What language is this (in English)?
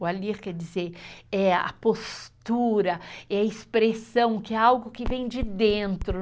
Portuguese